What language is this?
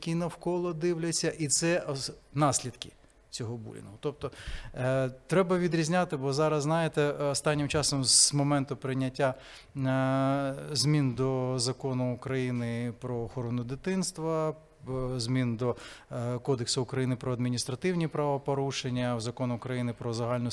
Ukrainian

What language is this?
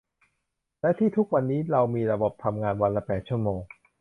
Thai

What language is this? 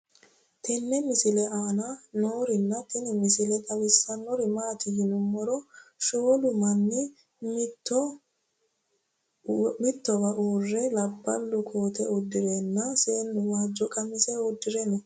Sidamo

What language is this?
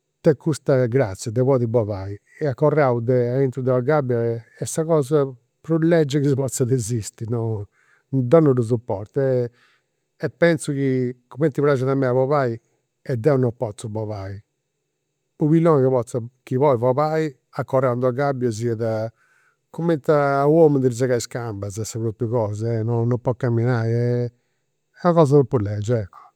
Campidanese Sardinian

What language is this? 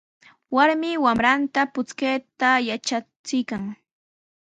Sihuas Ancash Quechua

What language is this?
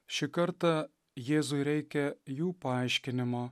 Lithuanian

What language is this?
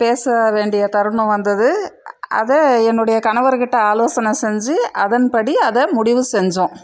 Tamil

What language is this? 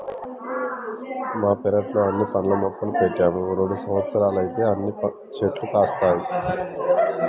Telugu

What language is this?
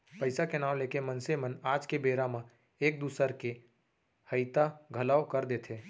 Chhattisgarhi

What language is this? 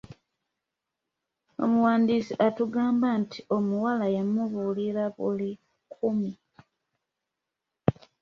Ganda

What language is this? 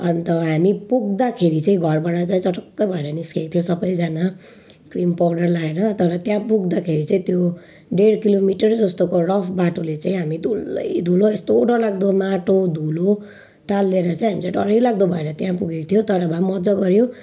Nepali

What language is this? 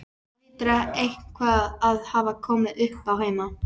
Icelandic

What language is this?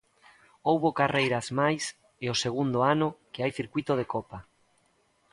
Galician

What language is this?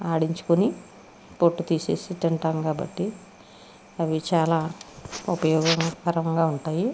Telugu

